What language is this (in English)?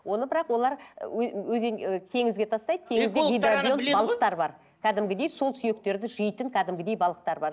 Kazakh